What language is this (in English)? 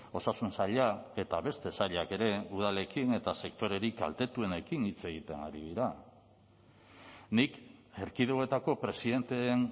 Basque